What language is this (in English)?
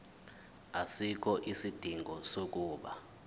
Zulu